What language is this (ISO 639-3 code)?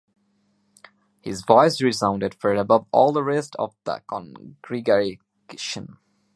eng